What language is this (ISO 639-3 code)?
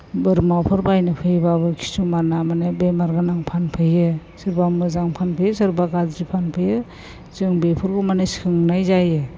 brx